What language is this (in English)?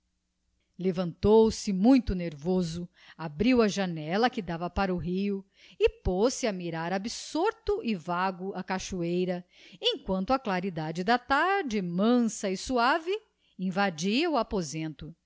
Portuguese